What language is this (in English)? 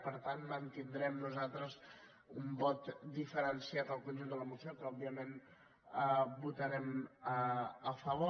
Catalan